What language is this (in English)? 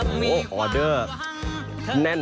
Thai